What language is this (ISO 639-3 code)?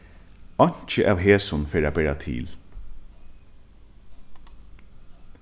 fao